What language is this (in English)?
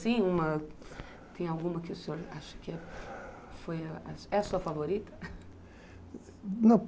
Portuguese